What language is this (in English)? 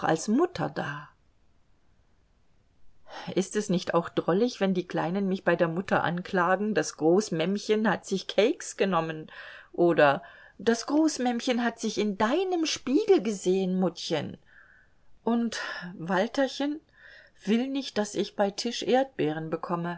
German